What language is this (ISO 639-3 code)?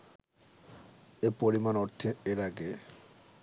ben